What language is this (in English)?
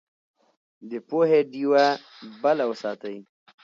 Pashto